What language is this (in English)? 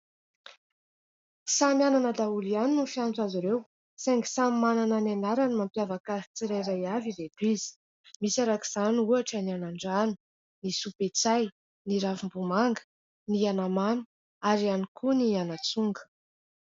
Malagasy